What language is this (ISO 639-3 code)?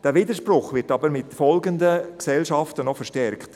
gsw